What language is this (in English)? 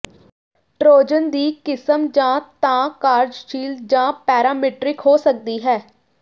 Punjabi